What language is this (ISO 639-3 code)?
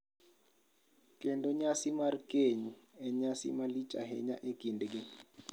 luo